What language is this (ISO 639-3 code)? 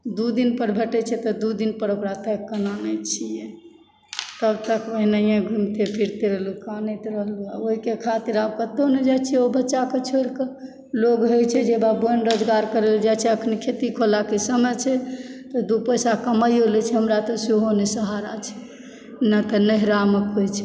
mai